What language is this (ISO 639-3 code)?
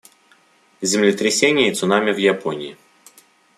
rus